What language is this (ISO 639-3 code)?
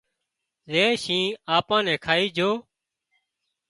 kxp